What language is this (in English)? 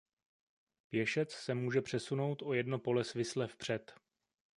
Czech